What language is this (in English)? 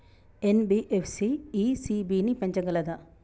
Telugu